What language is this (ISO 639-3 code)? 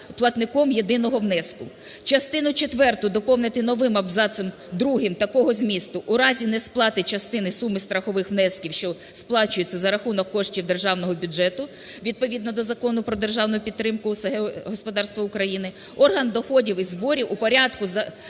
ukr